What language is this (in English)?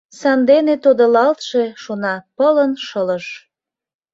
Mari